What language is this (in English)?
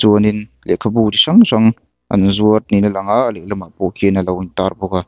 Mizo